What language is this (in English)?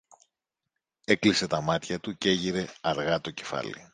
Greek